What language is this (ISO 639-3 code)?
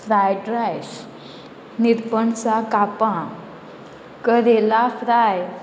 kok